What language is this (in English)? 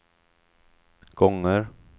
Swedish